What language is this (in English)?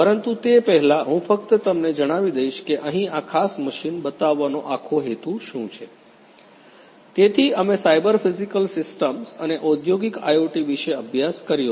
Gujarati